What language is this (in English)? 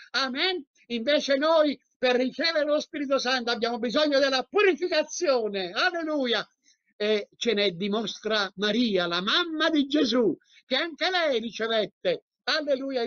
Italian